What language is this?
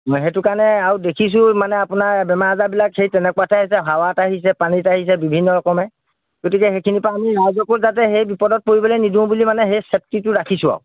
Assamese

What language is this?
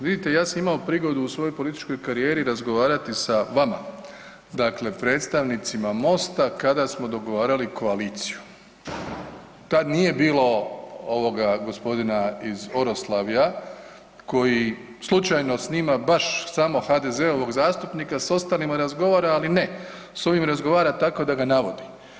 Croatian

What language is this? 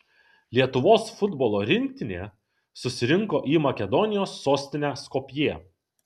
Lithuanian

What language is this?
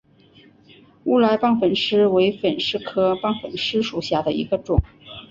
Chinese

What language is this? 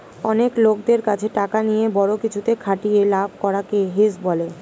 Bangla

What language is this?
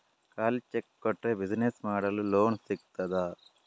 Kannada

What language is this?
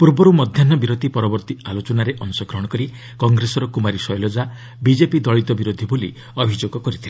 Odia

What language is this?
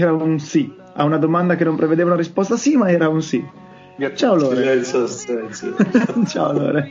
Italian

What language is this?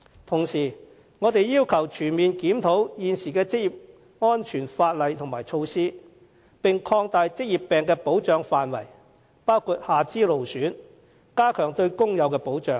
Cantonese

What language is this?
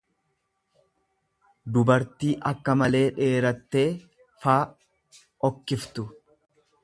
Oromo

